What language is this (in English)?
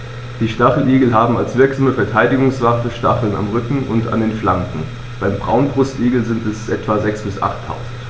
German